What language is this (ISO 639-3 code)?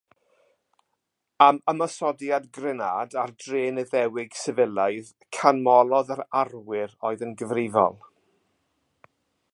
cym